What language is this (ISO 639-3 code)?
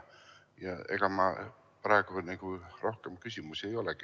est